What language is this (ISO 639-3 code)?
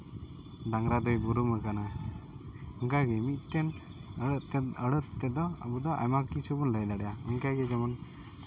sat